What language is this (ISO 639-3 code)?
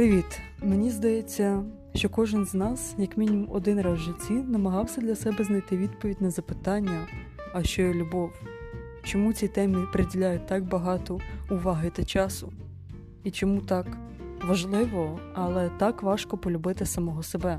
ukr